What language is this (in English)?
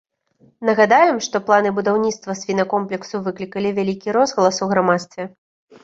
Belarusian